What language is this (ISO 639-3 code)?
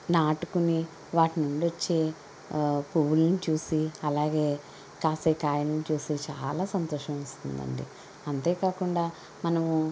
tel